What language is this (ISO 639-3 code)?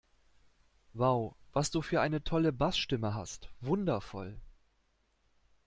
deu